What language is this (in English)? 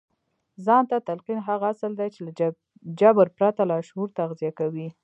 Pashto